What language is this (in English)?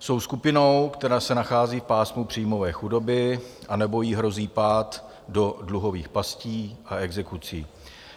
Czech